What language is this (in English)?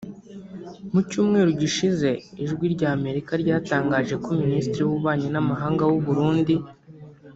Kinyarwanda